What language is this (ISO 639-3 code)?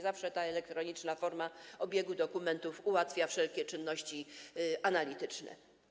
pol